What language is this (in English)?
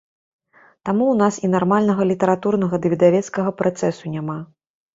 Belarusian